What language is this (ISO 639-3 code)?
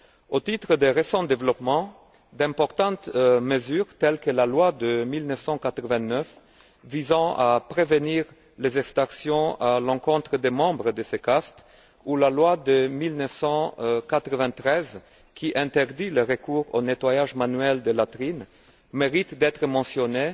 fra